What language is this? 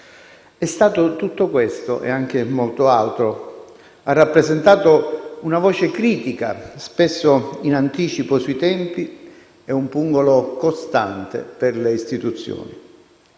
Italian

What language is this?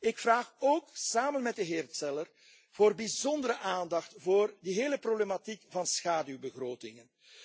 Dutch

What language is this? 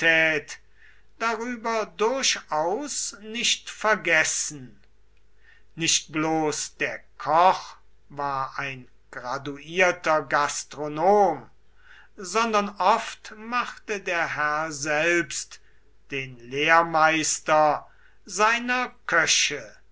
German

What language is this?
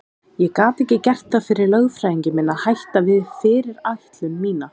Icelandic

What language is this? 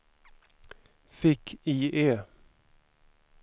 Swedish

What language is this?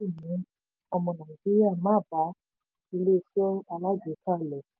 Yoruba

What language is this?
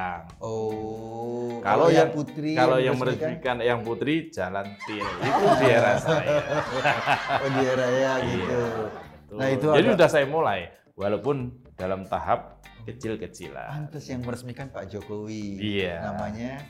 Indonesian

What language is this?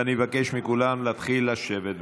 Hebrew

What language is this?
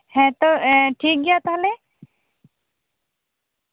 Santali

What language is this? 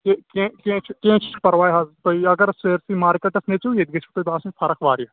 Kashmiri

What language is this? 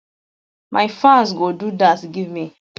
Nigerian Pidgin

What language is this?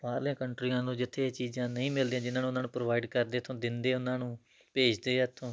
Punjabi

